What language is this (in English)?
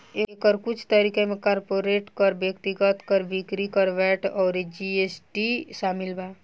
Bhojpuri